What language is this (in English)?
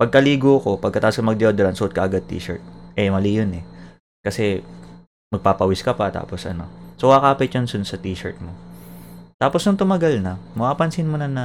Filipino